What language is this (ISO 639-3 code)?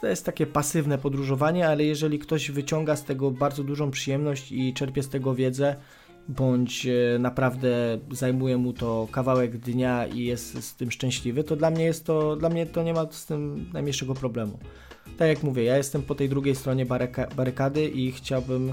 pol